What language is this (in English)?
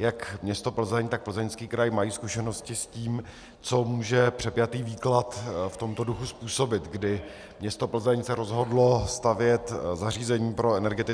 Czech